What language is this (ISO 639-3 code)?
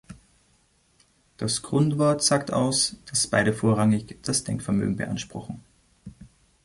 deu